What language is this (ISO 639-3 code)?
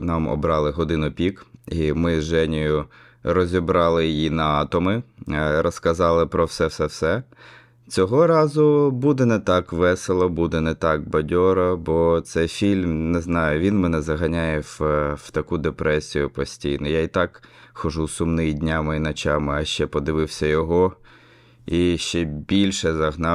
ukr